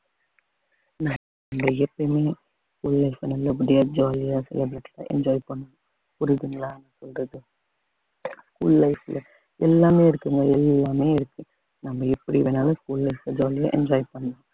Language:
Tamil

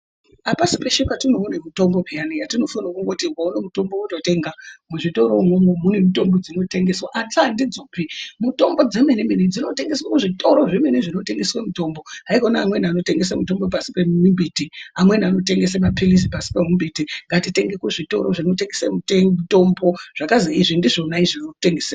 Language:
Ndau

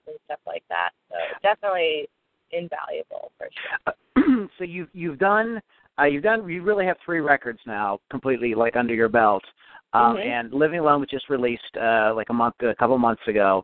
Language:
English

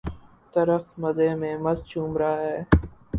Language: Urdu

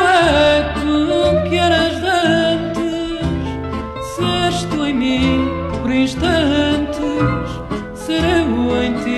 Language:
Portuguese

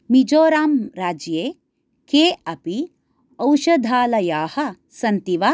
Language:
Sanskrit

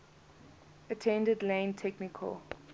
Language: English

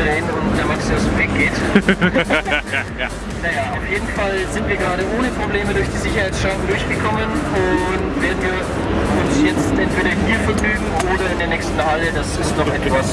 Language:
German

